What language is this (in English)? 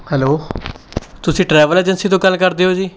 Punjabi